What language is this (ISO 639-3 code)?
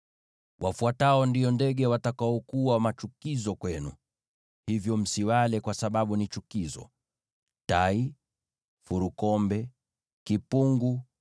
swa